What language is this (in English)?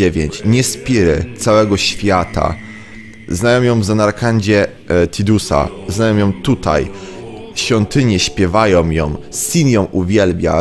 Polish